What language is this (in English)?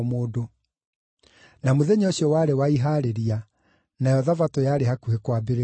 Kikuyu